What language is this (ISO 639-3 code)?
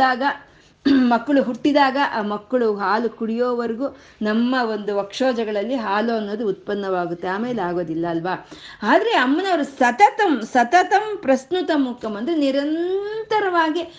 kan